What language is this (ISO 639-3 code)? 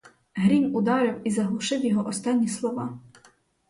ukr